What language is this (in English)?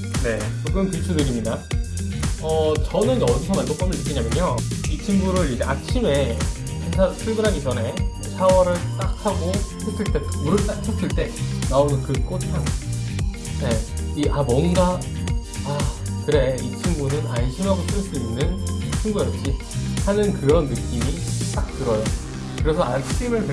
Korean